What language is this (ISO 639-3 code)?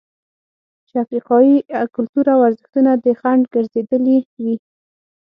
pus